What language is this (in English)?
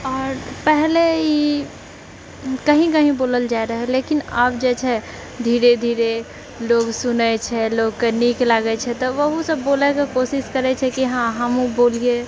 Maithili